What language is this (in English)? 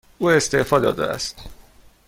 Persian